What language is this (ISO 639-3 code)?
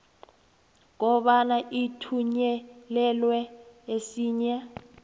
nbl